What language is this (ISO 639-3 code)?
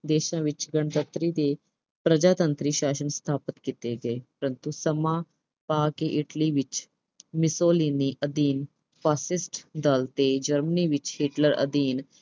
pan